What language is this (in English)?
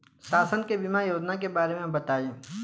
Bhojpuri